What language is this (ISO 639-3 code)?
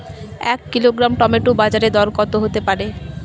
ben